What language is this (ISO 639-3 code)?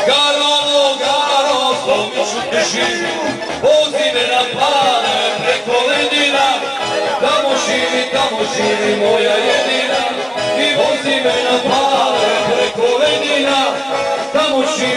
por